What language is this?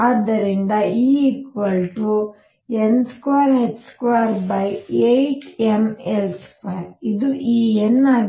Kannada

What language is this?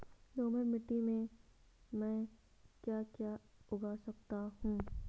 Hindi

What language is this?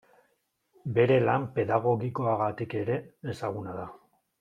Basque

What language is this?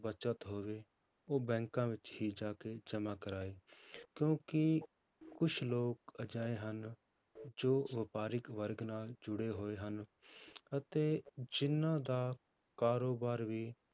Punjabi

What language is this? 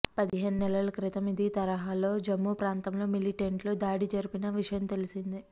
Telugu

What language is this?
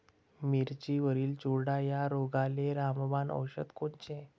Marathi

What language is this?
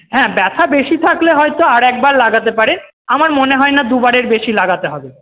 Bangla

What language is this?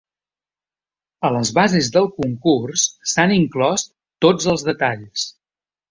Catalan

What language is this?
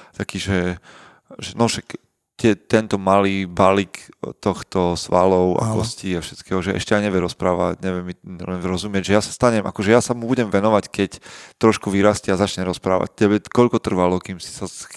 Slovak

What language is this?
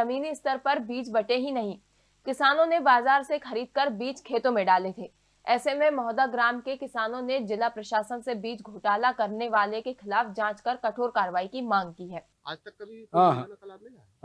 Hindi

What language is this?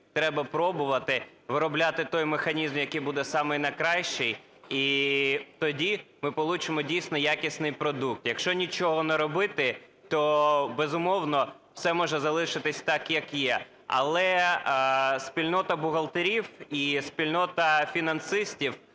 Ukrainian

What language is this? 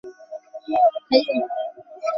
Bangla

